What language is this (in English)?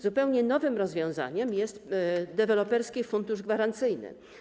Polish